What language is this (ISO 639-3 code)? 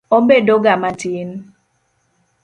luo